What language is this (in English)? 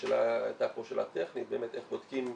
Hebrew